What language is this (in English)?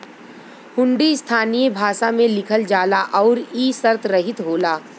Bhojpuri